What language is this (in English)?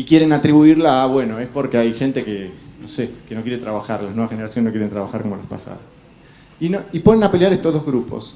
Spanish